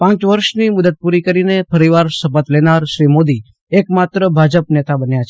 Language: Gujarati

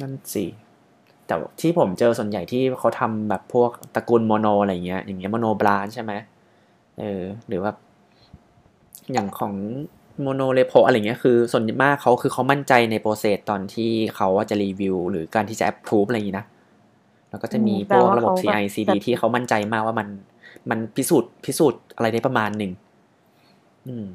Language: Thai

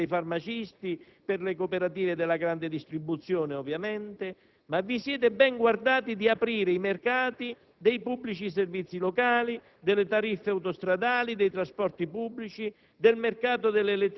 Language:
Italian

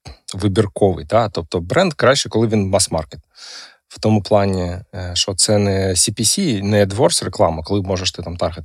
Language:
Ukrainian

